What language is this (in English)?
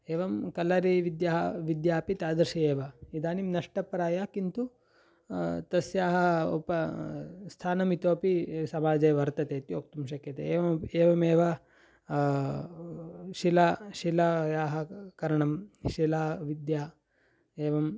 Sanskrit